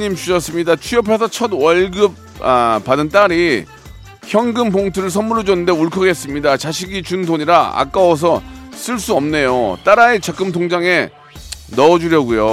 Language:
Korean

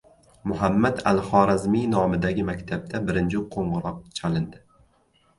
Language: Uzbek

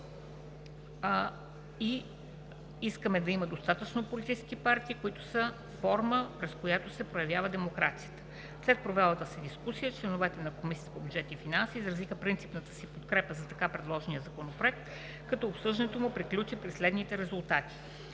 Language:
Bulgarian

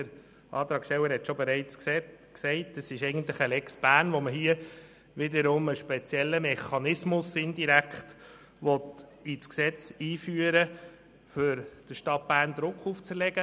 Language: Swiss German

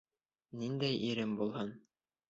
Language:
Bashkir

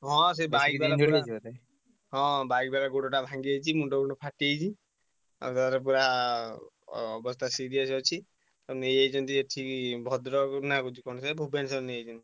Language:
Odia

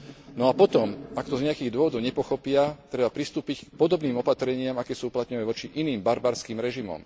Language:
Slovak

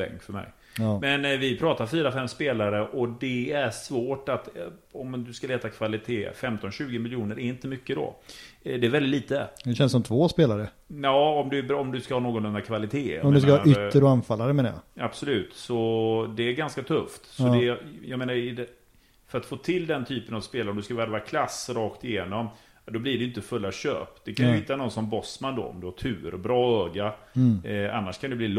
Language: Swedish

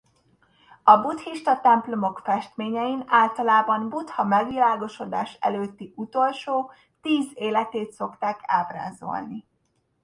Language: Hungarian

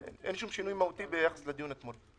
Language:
Hebrew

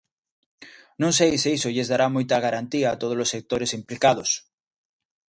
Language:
Galician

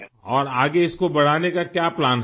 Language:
Urdu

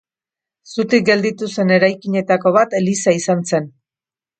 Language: Basque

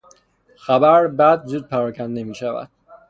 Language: Persian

